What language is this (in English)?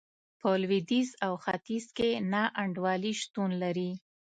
Pashto